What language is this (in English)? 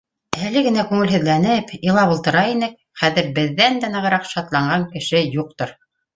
Bashkir